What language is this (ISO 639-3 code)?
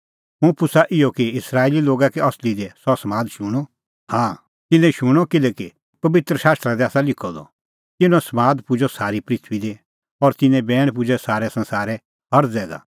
kfx